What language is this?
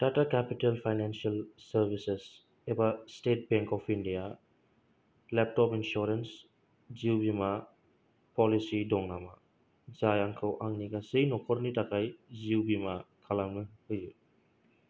Bodo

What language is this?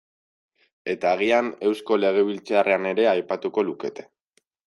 Basque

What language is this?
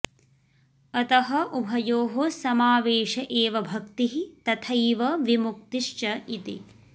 Sanskrit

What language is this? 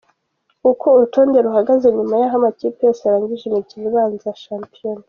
Kinyarwanda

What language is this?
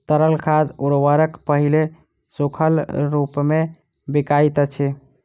Maithili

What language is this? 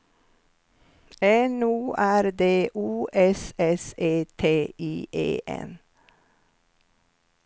Swedish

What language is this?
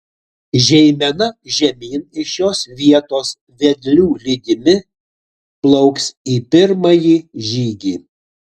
Lithuanian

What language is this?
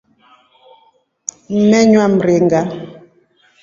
Rombo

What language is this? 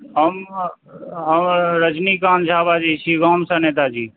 Maithili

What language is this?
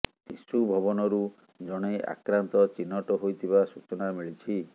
Odia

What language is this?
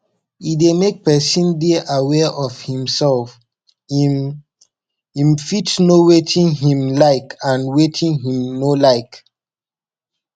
Nigerian Pidgin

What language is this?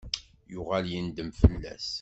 Kabyle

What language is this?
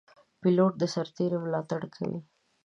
Pashto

